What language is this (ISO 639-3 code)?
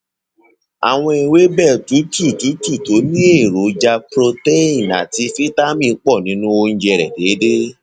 yor